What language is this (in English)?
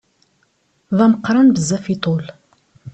Kabyle